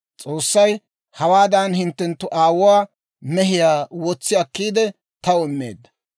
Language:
Dawro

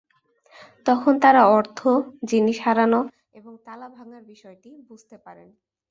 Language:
Bangla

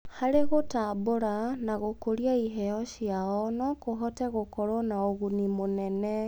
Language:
Kikuyu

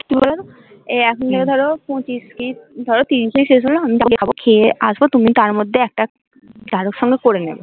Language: Bangla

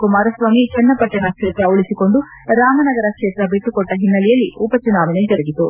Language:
Kannada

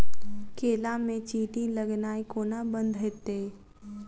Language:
Maithili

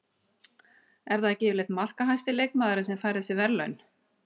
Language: Icelandic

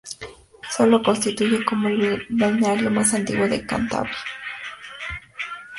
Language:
Spanish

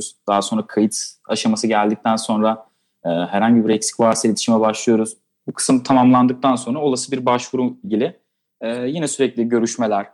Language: Turkish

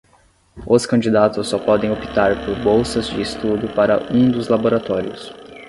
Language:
Portuguese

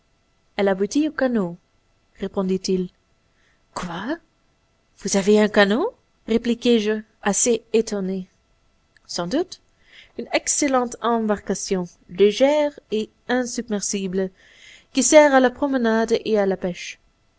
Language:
French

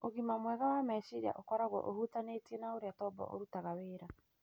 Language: Kikuyu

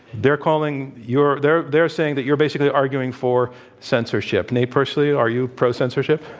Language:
English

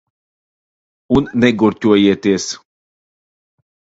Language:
Latvian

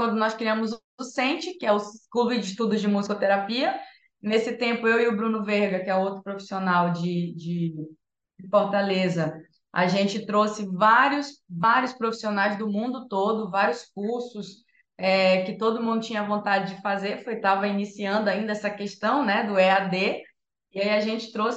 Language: Portuguese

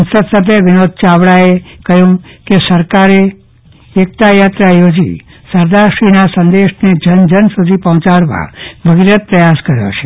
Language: Gujarati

